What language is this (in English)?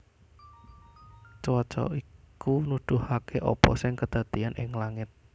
Javanese